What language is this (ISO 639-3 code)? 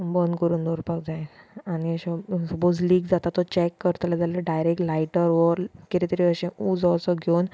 kok